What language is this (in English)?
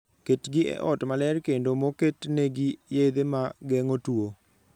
Luo (Kenya and Tanzania)